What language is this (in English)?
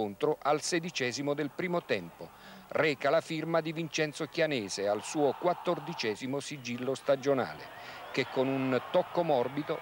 Italian